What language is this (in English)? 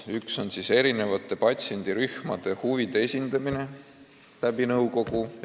Estonian